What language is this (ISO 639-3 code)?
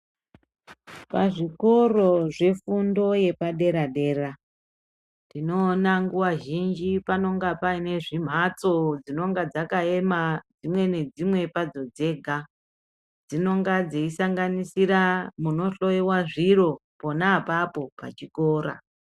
ndc